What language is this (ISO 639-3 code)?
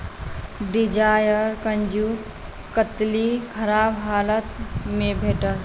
mai